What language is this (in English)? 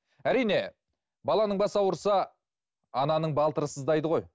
Kazakh